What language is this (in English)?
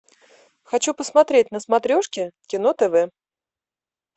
Russian